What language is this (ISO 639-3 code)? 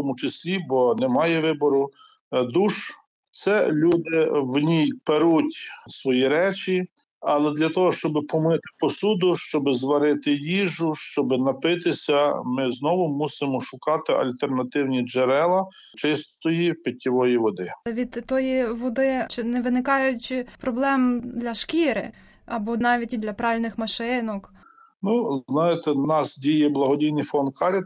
ukr